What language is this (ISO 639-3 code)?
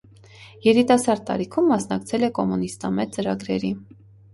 hye